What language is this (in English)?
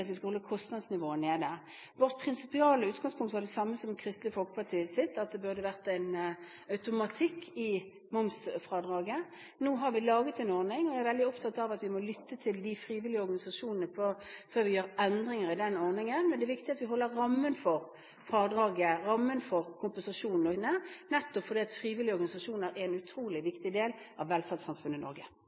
Norwegian Bokmål